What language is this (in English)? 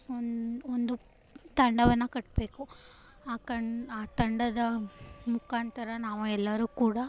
Kannada